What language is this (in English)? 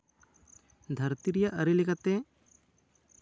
Santali